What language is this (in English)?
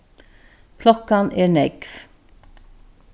Faroese